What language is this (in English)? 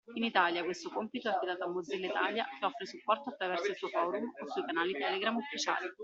Italian